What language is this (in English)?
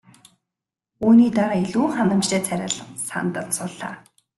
Mongolian